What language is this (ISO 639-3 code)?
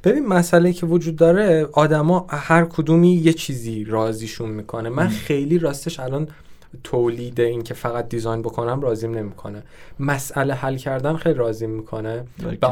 fas